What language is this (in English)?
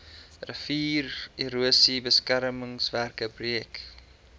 Afrikaans